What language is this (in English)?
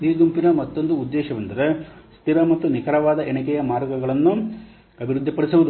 Kannada